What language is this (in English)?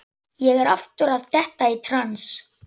Icelandic